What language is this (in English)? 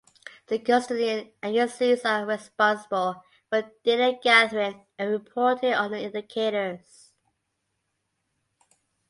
English